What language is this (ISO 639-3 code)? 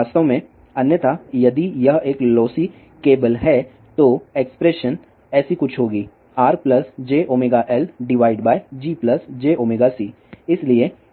hin